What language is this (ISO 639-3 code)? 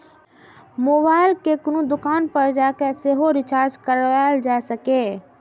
mai